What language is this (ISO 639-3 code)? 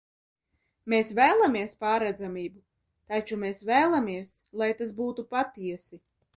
lav